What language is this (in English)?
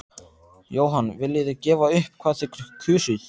Icelandic